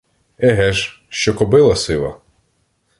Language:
Ukrainian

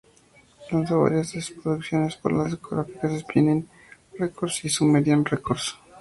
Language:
Spanish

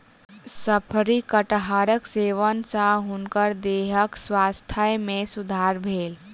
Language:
Maithili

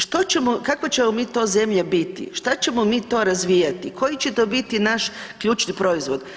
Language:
Croatian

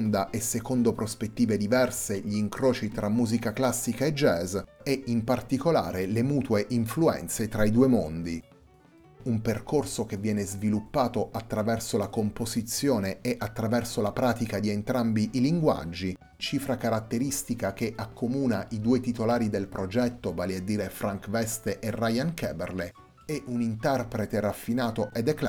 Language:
Italian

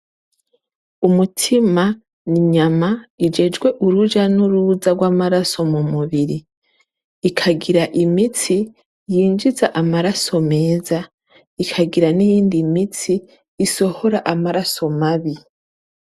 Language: Rundi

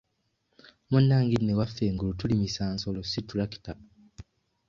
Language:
Ganda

